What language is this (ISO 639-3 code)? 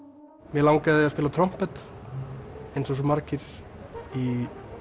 isl